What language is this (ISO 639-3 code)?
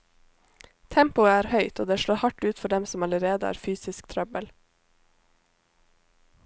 nor